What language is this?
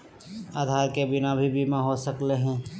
Magahi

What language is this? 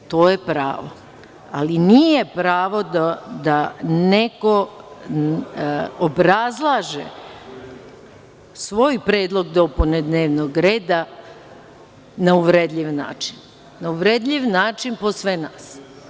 Serbian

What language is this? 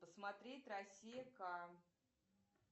Russian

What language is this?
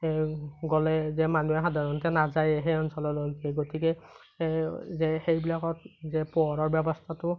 Assamese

